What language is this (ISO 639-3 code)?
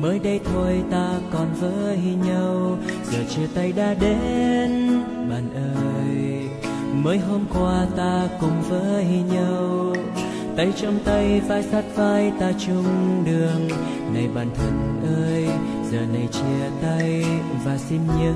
vie